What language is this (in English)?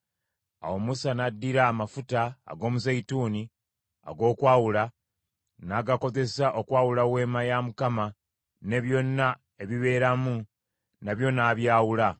Ganda